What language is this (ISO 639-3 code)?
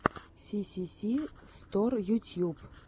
rus